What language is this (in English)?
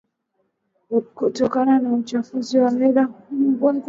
Swahili